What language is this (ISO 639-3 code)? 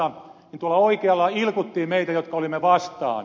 fin